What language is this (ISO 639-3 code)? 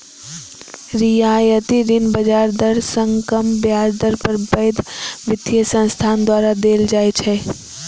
mai